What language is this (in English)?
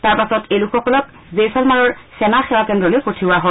Assamese